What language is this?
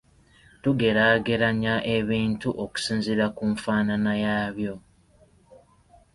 Ganda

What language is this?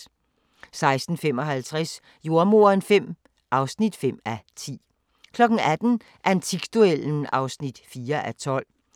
Danish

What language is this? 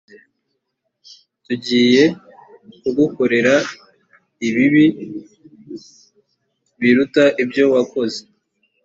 Kinyarwanda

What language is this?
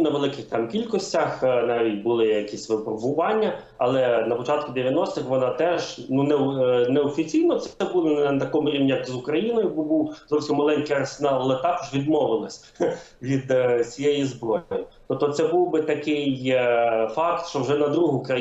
Ukrainian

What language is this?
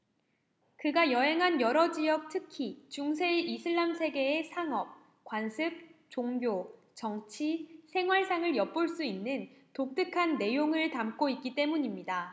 Korean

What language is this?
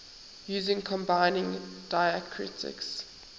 English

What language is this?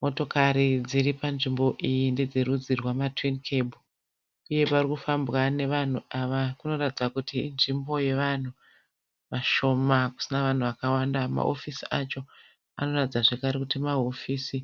Shona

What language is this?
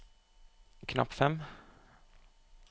Norwegian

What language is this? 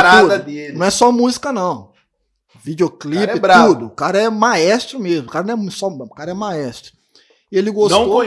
Portuguese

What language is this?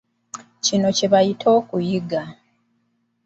Ganda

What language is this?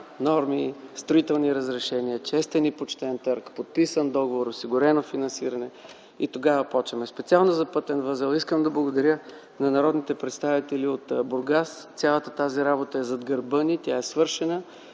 Bulgarian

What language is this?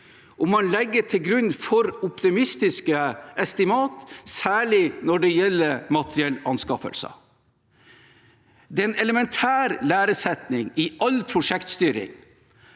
Norwegian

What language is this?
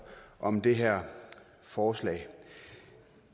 Danish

